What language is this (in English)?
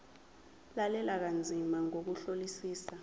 Zulu